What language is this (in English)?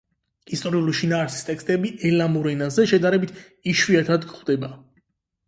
Georgian